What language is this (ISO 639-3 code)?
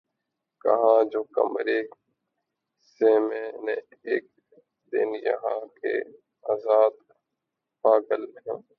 urd